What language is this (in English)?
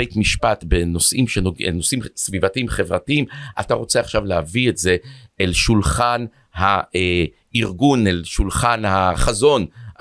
Hebrew